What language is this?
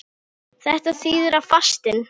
Icelandic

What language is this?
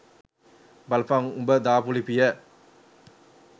Sinhala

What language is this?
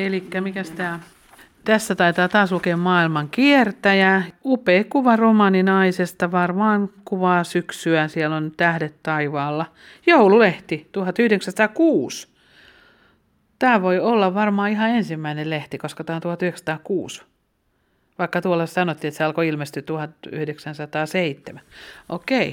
Finnish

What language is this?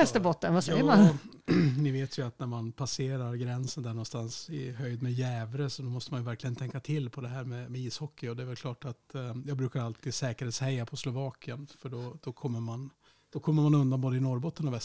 Swedish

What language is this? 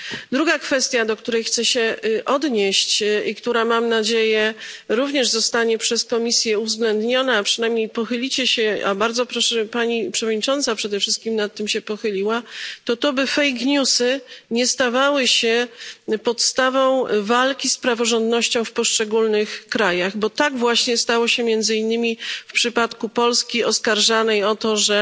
Polish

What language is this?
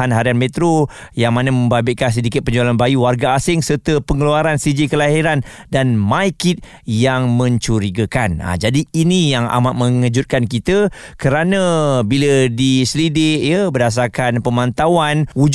Malay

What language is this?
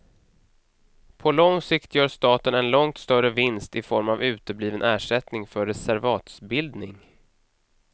Swedish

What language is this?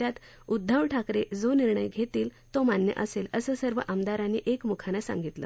Marathi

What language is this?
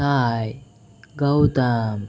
Telugu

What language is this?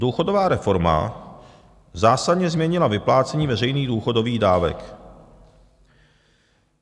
Czech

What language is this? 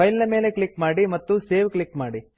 Kannada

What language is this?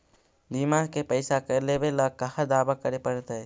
Magahi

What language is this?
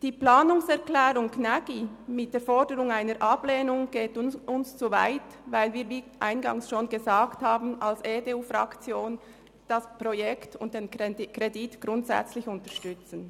Swiss German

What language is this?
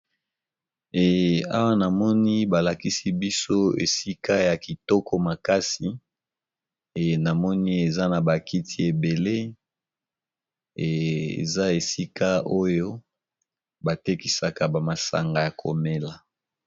Lingala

